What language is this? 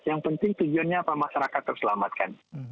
Indonesian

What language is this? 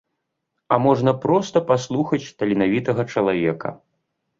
Belarusian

